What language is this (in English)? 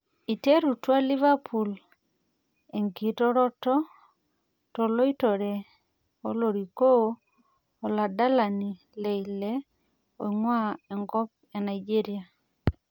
Masai